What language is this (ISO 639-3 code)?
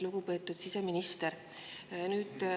est